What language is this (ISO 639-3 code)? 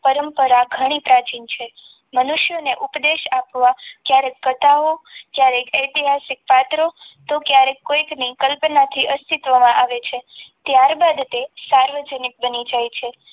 guj